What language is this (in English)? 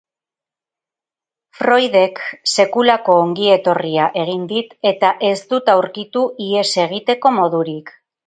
Basque